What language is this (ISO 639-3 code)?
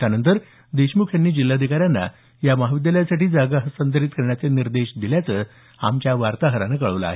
mar